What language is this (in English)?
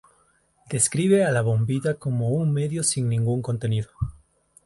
Spanish